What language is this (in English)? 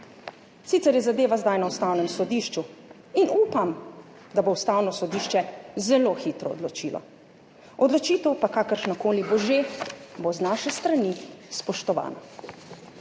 Slovenian